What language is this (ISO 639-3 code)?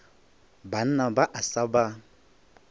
nso